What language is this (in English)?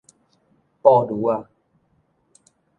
Min Nan Chinese